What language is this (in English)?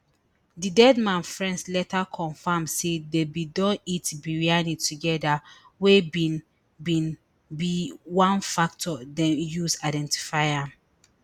Nigerian Pidgin